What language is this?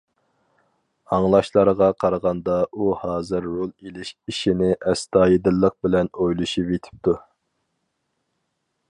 Uyghur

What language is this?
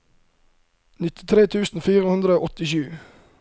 Norwegian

